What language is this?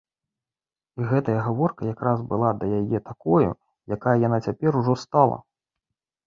Belarusian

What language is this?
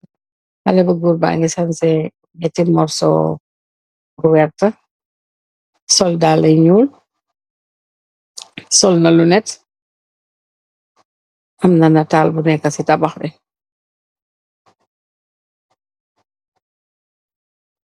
Wolof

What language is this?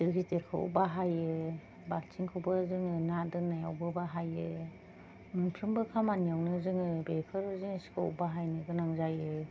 Bodo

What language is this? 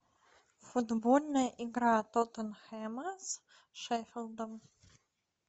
Russian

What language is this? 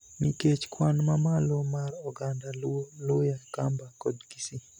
Luo (Kenya and Tanzania)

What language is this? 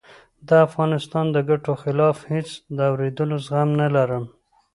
Pashto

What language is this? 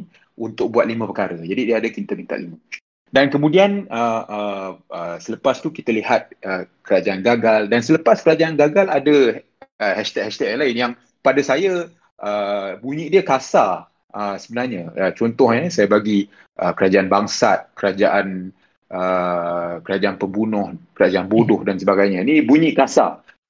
Malay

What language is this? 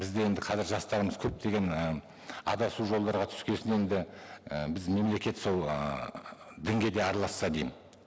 Kazakh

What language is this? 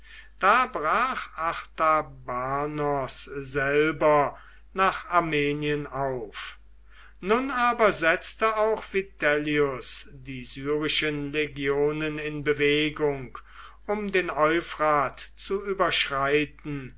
German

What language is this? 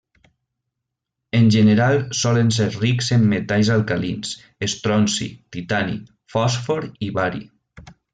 Catalan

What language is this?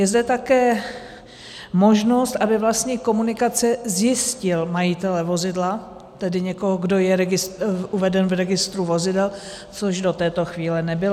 Czech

